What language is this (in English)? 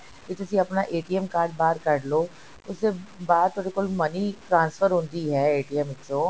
Punjabi